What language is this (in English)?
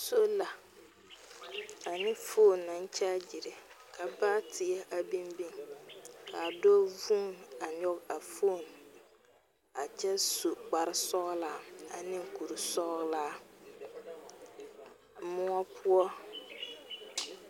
Southern Dagaare